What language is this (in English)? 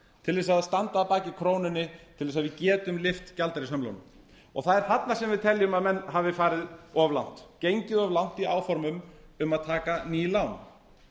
Icelandic